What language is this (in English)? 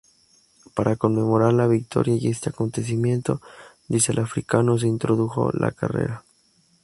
Spanish